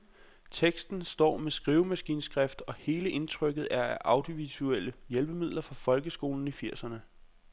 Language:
Danish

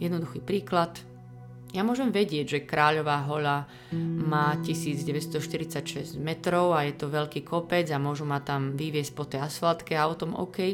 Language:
Slovak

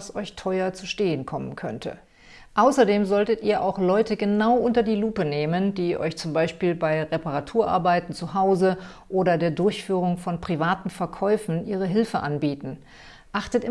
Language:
German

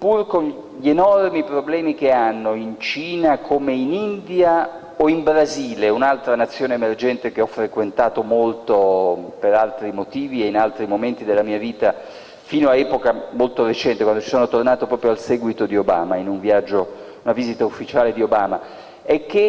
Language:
Italian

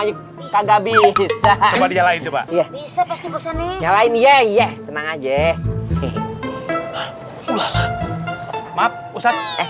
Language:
Indonesian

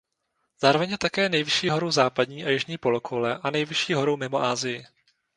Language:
Czech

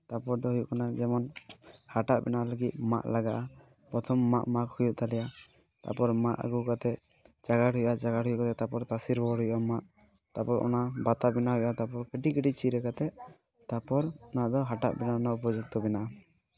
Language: Santali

